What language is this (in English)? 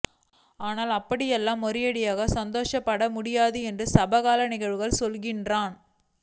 Tamil